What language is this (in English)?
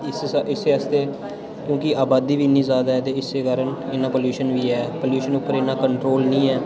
Dogri